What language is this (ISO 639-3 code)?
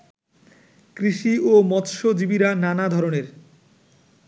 ben